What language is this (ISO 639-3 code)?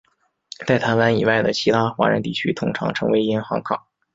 zho